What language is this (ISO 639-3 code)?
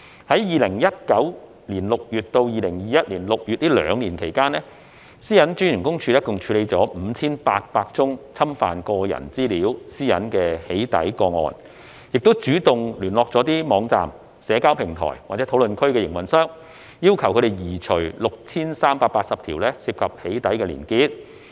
yue